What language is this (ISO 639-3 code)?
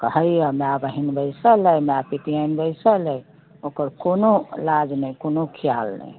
mai